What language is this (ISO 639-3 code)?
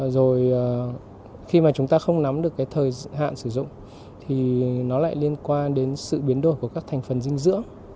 vie